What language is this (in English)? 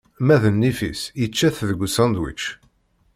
Kabyle